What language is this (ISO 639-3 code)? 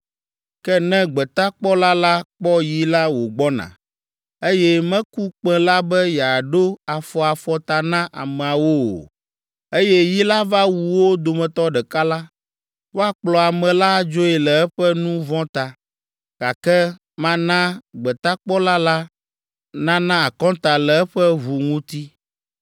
ewe